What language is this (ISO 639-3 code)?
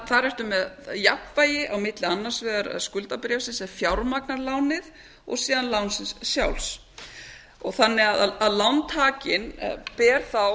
isl